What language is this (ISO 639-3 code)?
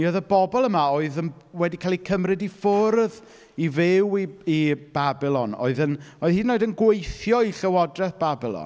cym